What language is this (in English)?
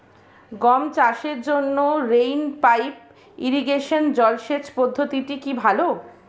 Bangla